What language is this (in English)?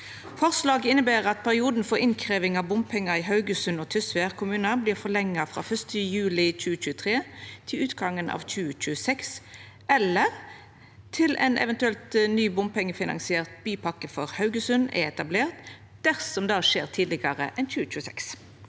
Norwegian